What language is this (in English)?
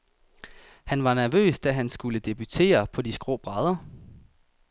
Danish